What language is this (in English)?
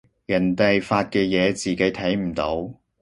Cantonese